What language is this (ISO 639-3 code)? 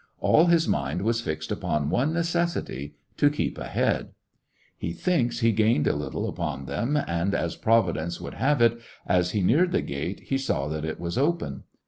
eng